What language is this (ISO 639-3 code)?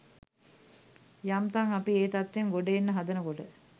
sin